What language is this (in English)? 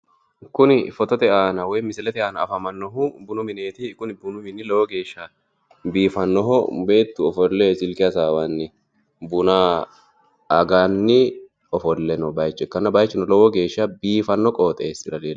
Sidamo